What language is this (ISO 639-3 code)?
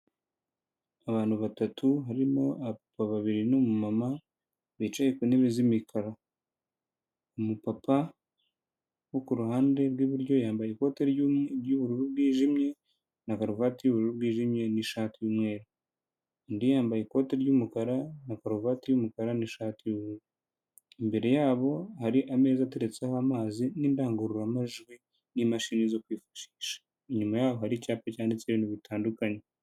kin